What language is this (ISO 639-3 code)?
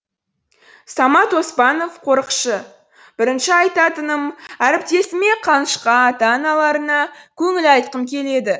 kaz